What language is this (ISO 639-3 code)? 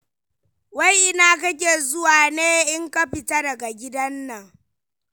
hau